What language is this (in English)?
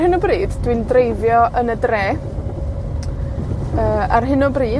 Welsh